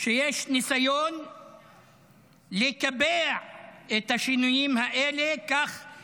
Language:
Hebrew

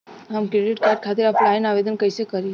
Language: Bhojpuri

